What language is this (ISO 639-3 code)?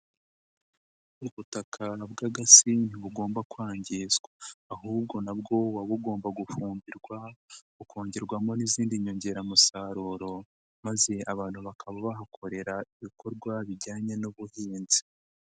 kin